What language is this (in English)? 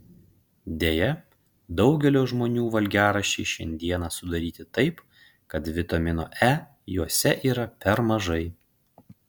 Lithuanian